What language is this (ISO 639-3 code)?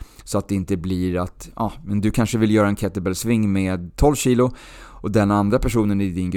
swe